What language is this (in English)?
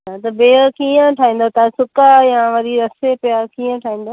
Sindhi